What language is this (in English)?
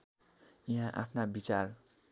Nepali